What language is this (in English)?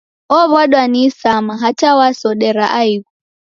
Taita